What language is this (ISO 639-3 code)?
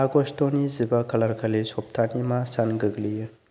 brx